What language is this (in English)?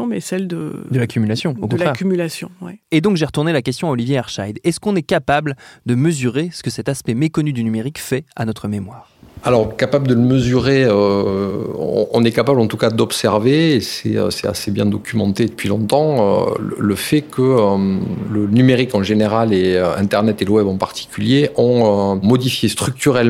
French